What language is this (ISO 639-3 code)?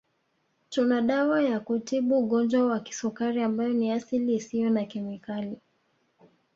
swa